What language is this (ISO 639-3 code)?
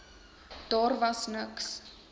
afr